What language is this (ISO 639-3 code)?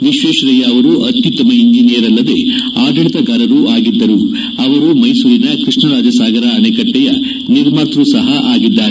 kan